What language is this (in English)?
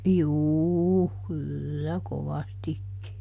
Finnish